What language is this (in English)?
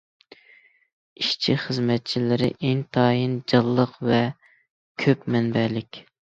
Uyghur